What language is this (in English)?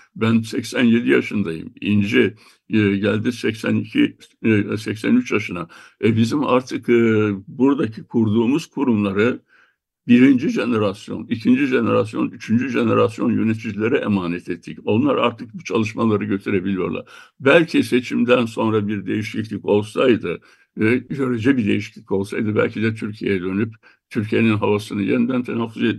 Turkish